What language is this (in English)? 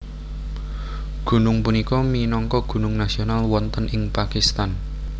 Javanese